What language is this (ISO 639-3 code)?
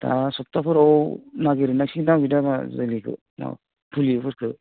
brx